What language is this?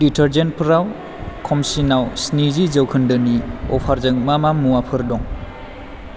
Bodo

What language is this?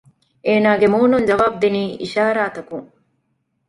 Divehi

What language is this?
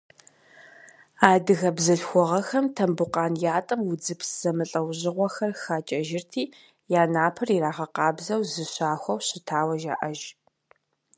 Kabardian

